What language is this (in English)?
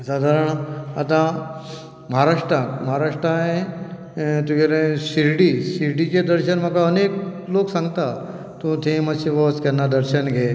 Konkani